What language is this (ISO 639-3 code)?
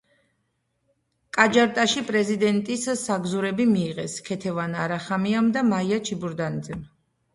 kat